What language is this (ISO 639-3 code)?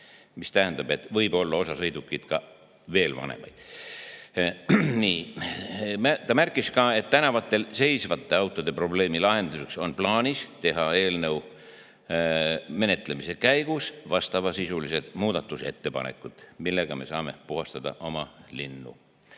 est